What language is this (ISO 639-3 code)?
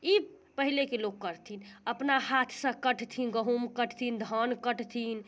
mai